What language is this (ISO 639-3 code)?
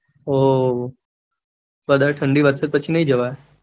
guj